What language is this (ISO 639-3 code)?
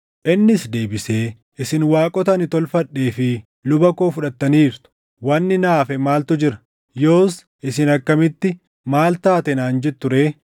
orm